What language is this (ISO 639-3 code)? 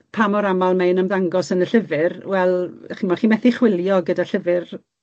cym